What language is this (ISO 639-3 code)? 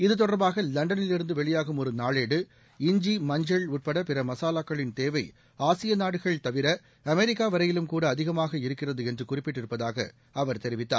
tam